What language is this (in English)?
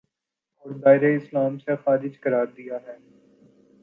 Urdu